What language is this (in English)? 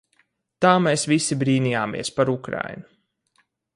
Latvian